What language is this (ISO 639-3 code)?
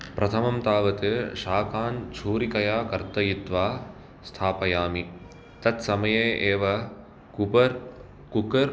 san